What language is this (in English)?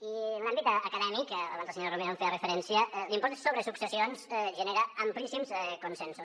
Catalan